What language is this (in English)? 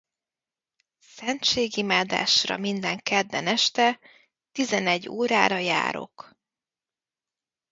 Hungarian